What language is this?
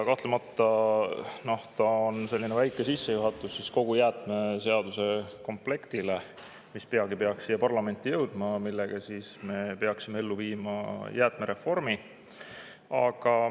Estonian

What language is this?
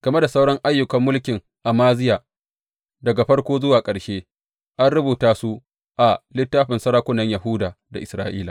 Hausa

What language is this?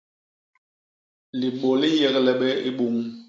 Basaa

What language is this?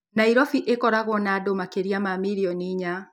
Kikuyu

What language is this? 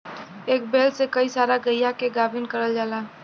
Bhojpuri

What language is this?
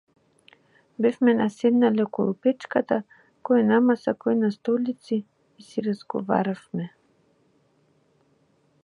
Macedonian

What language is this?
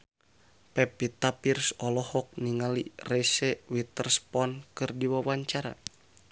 Sundanese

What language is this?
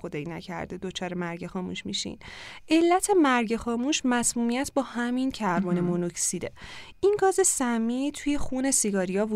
Persian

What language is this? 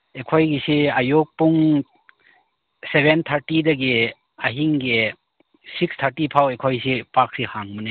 Manipuri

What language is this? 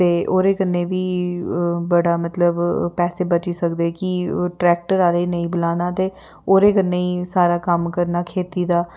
Dogri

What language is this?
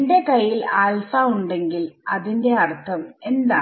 Malayalam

